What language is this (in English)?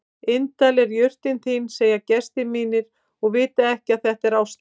Icelandic